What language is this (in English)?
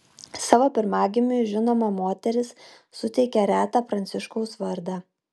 Lithuanian